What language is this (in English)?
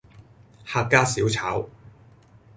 Cantonese